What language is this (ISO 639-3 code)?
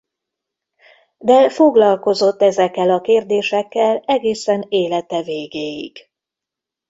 hun